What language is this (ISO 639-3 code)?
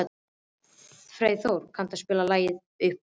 isl